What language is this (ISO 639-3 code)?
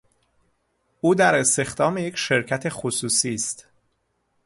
fas